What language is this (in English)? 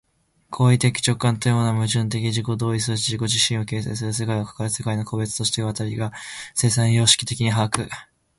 Japanese